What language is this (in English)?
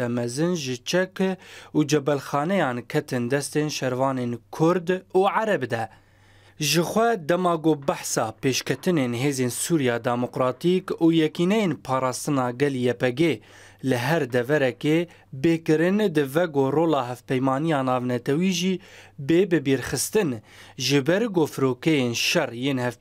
Arabic